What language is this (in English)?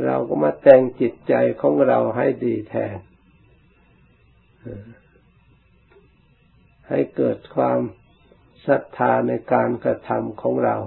Thai